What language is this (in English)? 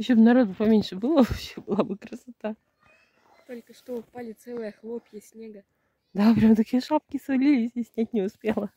Russian